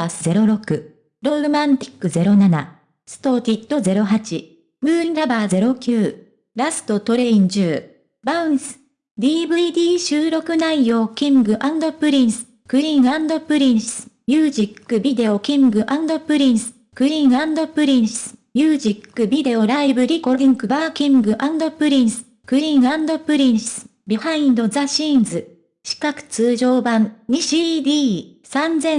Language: Japanese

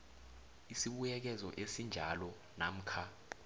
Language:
South Ndebele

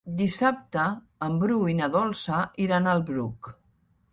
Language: Catalan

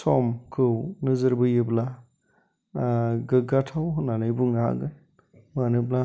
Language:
Bodo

